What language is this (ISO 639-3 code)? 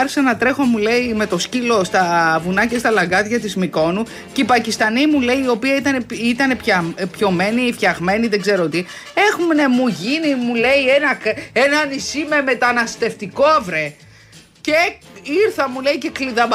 ell